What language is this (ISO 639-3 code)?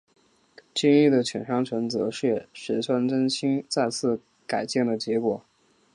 zho